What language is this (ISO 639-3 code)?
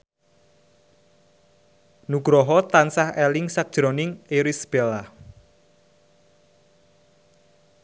jav